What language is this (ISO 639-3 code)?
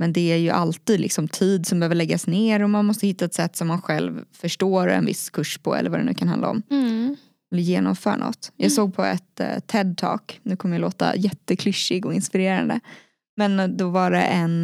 swe